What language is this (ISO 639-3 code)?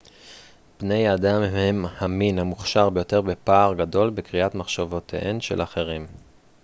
heb